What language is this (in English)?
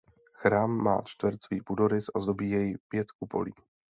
Czech